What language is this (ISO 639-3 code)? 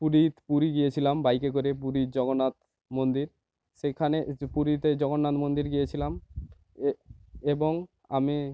ben